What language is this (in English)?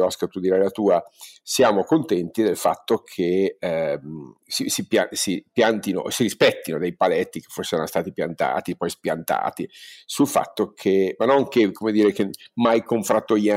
Italian